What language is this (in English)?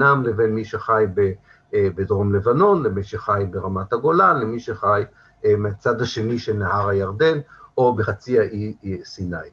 Hebrew